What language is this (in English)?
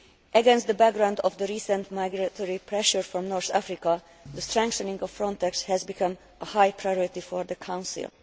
English